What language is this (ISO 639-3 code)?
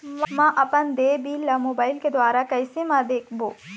hne